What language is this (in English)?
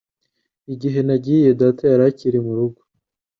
Kinyarwanda